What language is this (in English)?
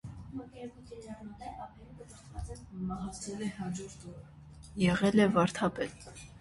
Armenian